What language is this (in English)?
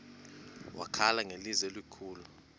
Xhosa